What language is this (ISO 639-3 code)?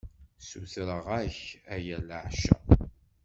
kab